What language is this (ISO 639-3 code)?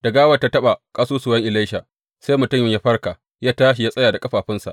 hau